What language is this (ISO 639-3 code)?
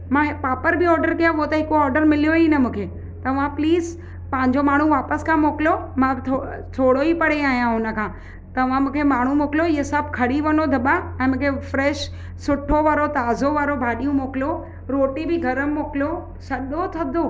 snd